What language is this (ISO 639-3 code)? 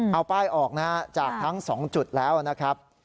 tha